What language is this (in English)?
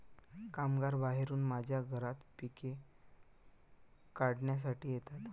Marathi